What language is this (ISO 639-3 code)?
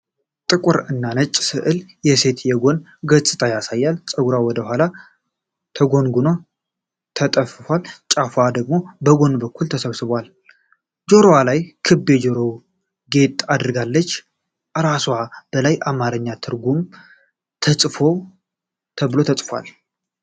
amh